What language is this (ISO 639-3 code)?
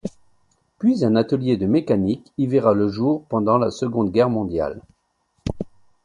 fra